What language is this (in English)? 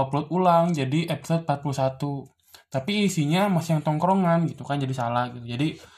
Indonesian